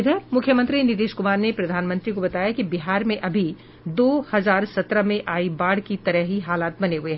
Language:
Hindi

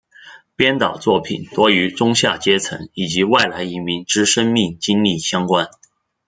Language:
Chinese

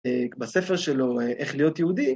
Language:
Hebrew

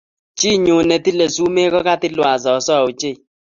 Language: Kalenjin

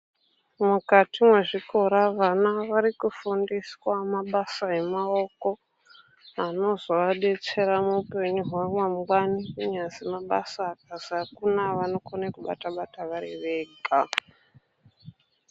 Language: Ndau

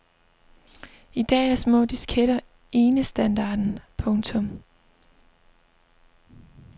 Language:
Danish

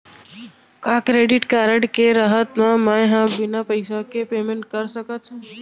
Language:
Chhattisgarhi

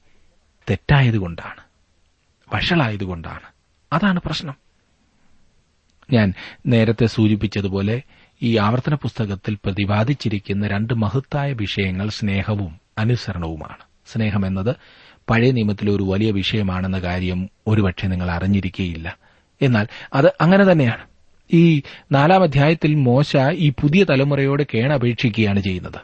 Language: Malayalam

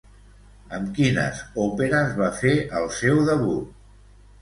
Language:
Catalan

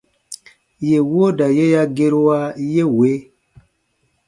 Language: Baatonum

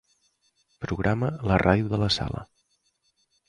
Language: Catalan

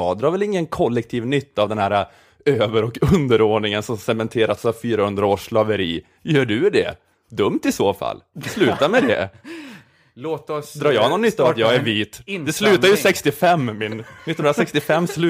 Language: Swedish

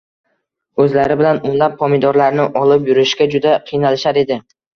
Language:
Uzbek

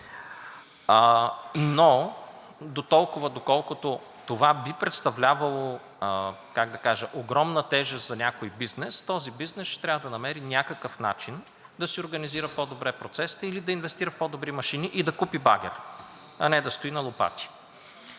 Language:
Bulgarian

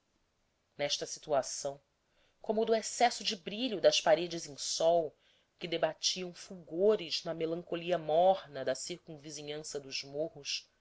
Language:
Portuguese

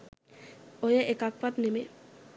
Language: Sinhala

